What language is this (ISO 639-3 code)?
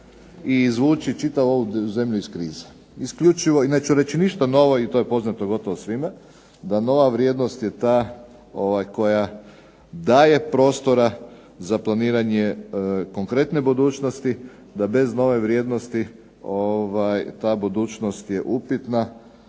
hrv